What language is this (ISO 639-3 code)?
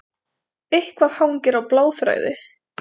isl